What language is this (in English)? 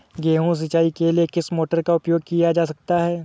Hindi